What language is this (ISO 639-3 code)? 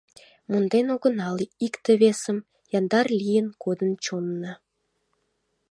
chm